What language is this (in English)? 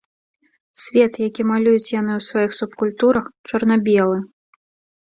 Belarusian